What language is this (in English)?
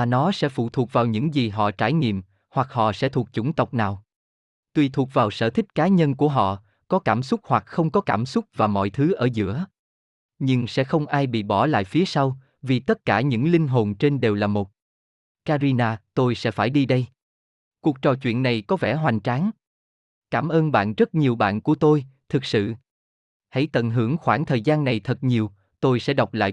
Vietnamese